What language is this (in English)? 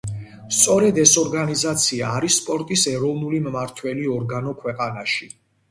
Georgian